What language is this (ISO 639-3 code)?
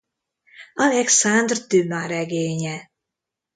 hun